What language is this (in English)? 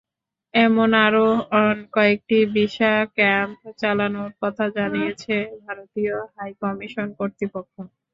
Bangla